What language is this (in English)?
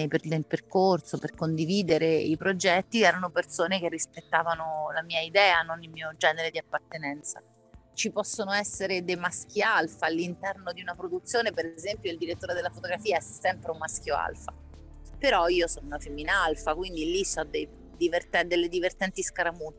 Italian